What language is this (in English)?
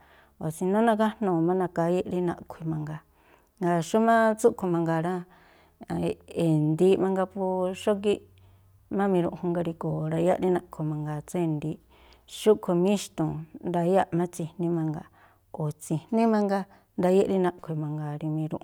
Tlacoapa Me'phaa